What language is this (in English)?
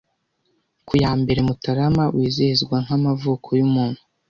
Kinyarwanda